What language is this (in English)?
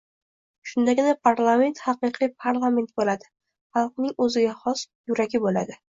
Uzbek